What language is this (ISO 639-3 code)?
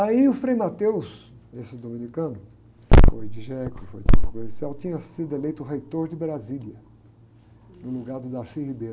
por